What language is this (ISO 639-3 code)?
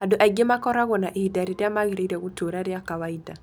kik